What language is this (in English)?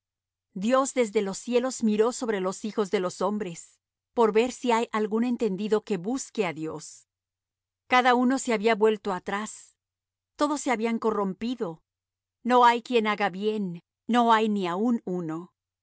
Spanish